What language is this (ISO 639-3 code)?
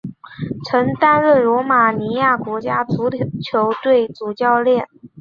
zho